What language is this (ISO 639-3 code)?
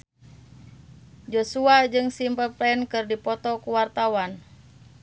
sun